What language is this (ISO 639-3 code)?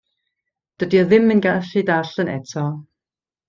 cym